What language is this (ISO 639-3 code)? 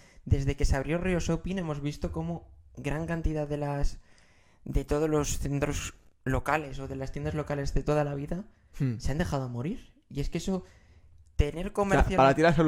spa